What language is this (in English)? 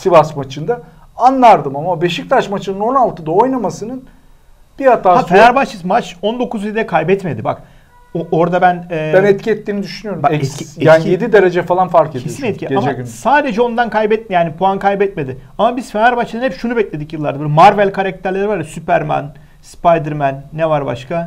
Turkish